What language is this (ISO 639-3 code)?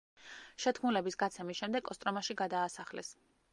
kat